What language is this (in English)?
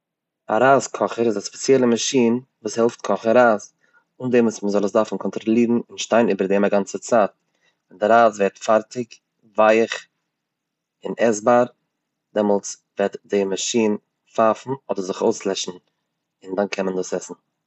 Yiddish